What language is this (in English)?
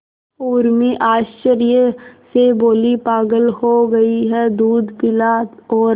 Hindi